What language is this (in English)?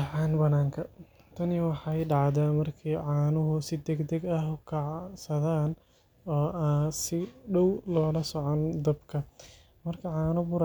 Somali